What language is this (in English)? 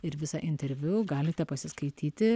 Lithuanian